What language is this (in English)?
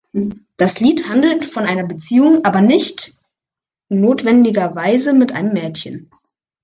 German